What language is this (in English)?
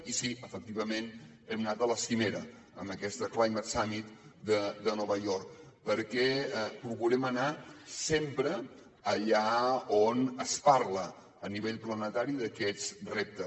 Catalan